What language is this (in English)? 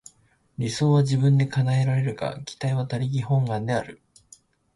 Japanese